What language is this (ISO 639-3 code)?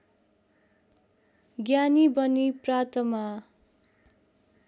nep